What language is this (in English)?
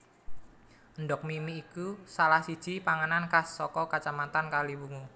Javanese